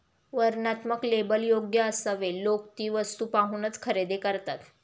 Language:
Marathi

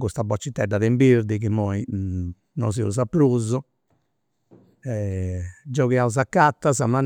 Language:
Campidanese Sardinian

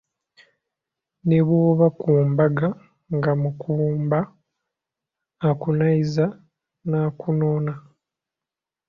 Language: Ganda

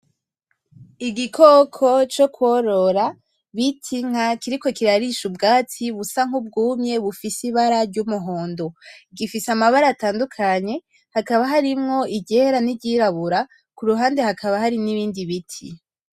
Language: Rundi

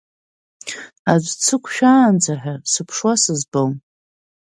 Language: Abkhazian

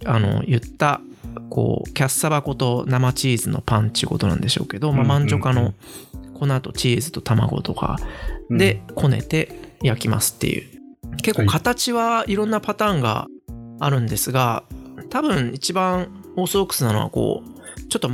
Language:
Japanese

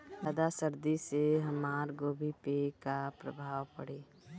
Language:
Bhojpuri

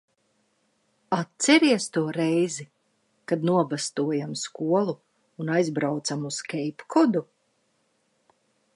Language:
Latvian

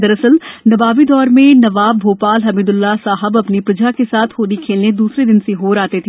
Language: Hindi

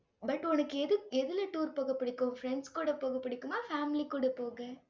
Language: Tamil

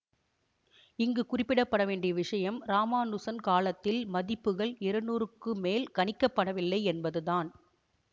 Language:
Tamil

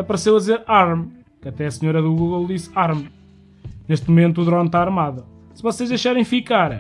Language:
Portuguese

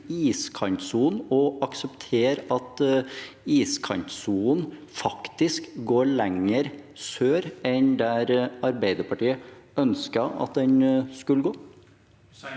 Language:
Norwegian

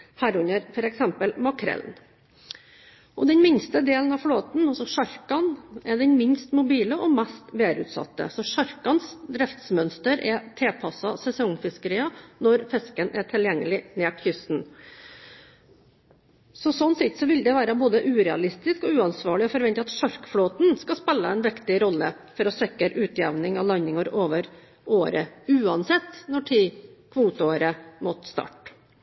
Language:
Norwegian Bokmål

